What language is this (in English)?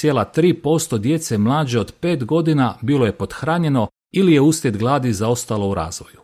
Croatian